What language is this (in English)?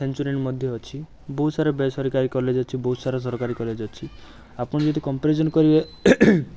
Odia